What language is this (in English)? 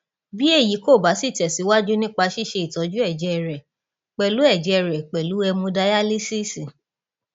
Yoruba